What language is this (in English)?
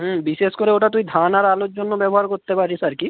Bangla